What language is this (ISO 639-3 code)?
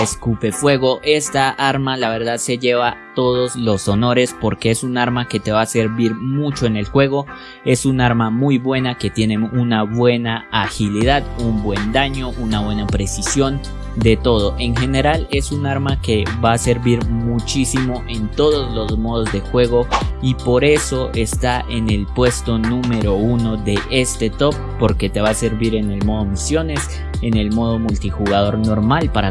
spa